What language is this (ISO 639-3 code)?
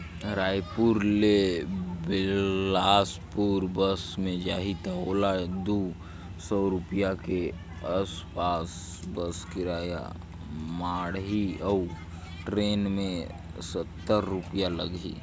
hne